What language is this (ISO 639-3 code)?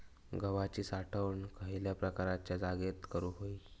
mar